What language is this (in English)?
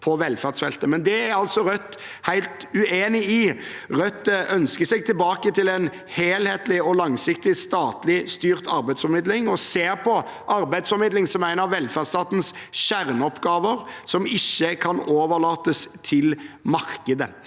Norwegian